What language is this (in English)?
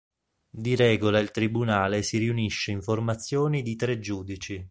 Italian